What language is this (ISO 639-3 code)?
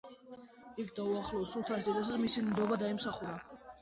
kat